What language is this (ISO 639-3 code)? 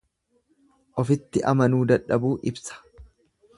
orm